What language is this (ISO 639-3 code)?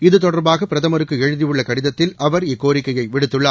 tam